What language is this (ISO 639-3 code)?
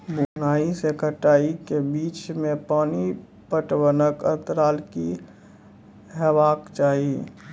mai